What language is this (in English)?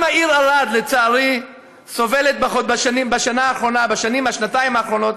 Hebrew